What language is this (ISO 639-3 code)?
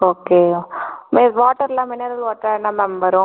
tam